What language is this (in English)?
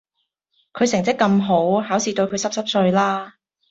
Cantonese